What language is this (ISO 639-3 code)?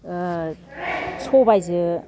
brx